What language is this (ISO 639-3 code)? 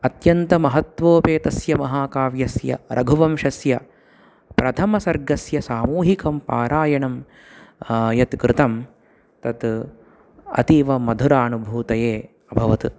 san